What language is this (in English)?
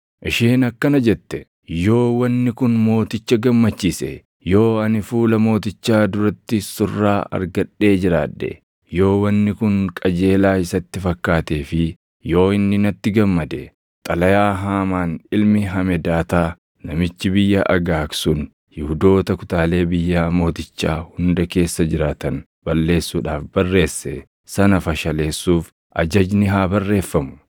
Oromo